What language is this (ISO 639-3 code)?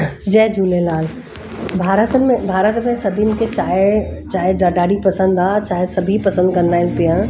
snd